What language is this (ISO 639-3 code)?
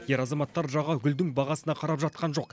kaz